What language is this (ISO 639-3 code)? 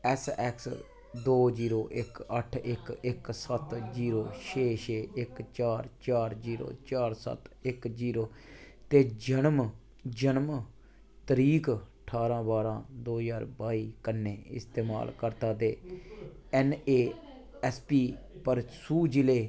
doi